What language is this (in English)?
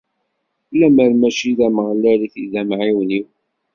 Kabyle